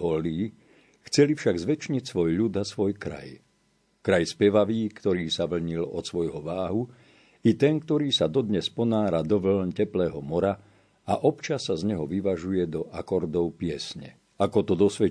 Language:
Slovak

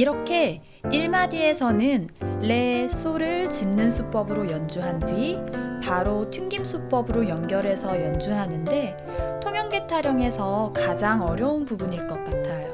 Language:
Korean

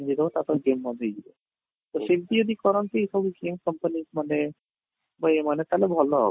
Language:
Odia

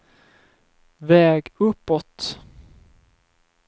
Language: Swedish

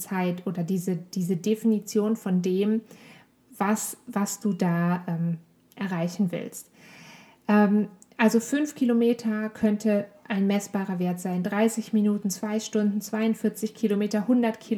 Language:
German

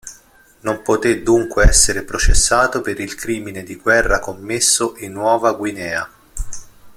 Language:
Italian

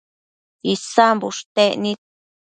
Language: Matsés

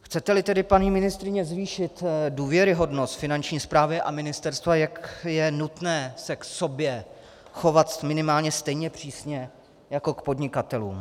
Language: Czech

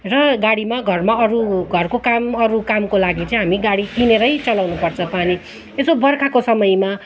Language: Nepali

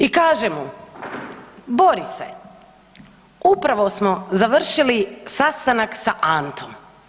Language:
Croatian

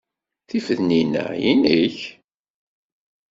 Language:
Kabyle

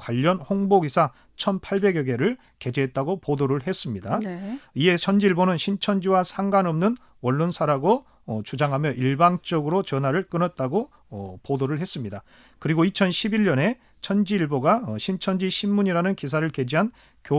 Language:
Korean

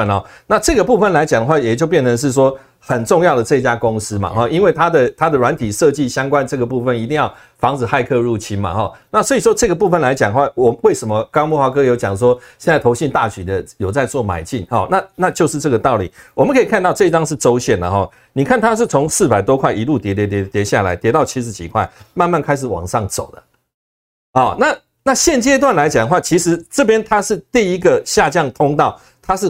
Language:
Chinese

